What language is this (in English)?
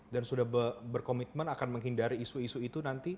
Indonesian